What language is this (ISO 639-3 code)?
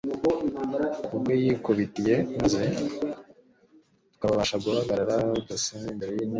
kin